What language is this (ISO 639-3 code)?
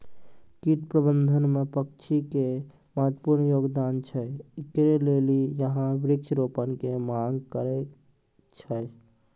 mai